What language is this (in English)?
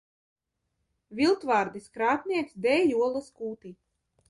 Latvian